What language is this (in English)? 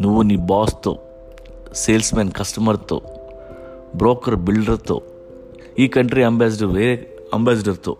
Telugu